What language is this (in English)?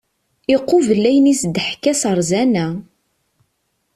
Kabyle